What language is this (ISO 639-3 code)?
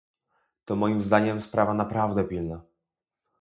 pol